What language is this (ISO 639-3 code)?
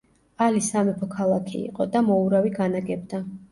kat